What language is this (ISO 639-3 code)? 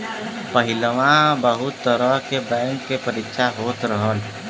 bho